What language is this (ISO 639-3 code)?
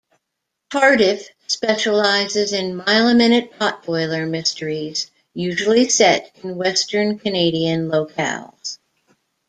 eng